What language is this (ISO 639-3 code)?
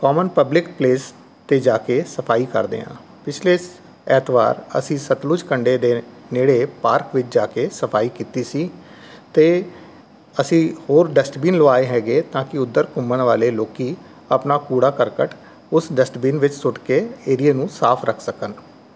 pan